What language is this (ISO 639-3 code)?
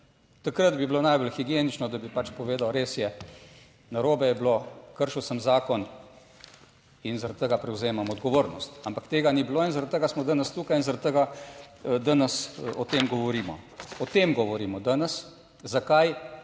slv